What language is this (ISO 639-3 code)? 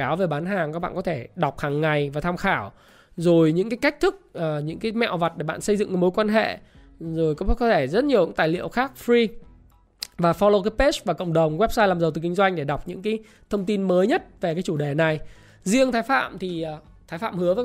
vie